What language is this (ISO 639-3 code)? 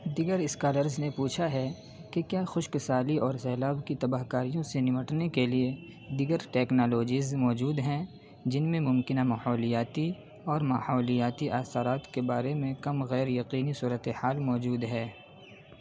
urd